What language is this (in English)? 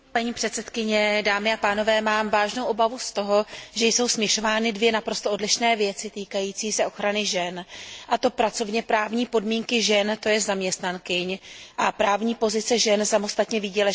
Czech